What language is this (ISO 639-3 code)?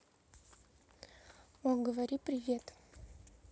rus